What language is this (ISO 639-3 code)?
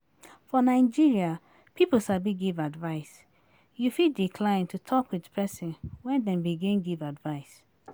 pcm